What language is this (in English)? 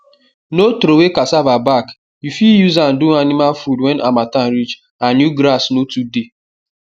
Nigerian Pidgin